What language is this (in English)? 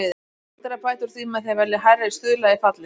Icelandic